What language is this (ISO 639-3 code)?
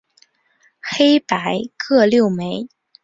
zho